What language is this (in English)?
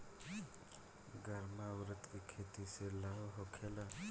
Bhojpuri